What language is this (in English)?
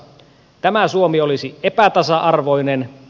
Finnish